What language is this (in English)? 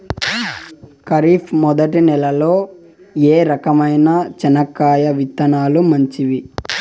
Telugu